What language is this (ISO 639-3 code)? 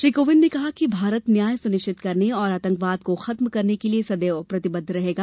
hin